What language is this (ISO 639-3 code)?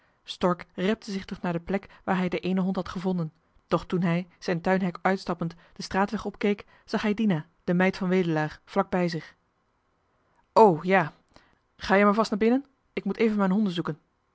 nld